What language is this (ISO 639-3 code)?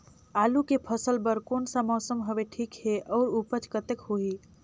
hne